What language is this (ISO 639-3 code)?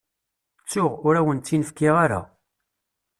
kab